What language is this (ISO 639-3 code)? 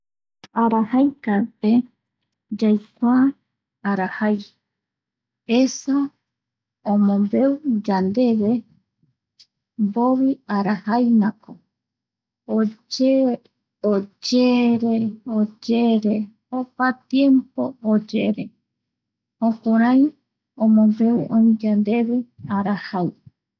gui